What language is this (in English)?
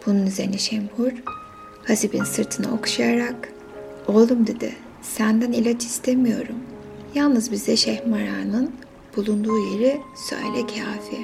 Turkish